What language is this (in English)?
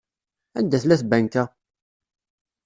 Kabyle